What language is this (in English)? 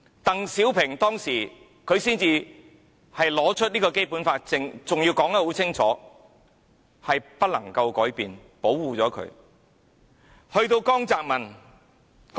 Cantonese